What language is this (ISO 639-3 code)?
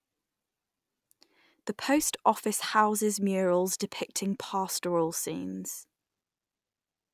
eng